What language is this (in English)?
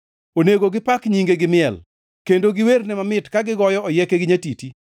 Luo (Kenya and Tanzania)